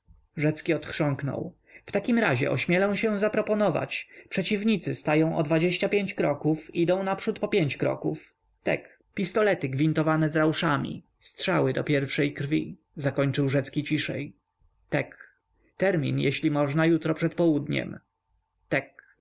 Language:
Polish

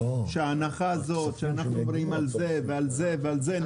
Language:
Hebrew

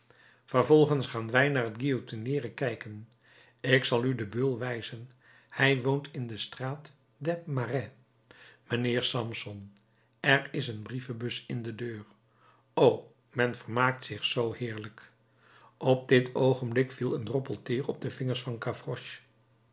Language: Dutch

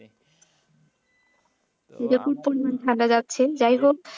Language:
Bangla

